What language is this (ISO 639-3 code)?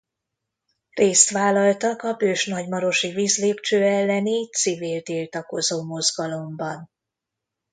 hun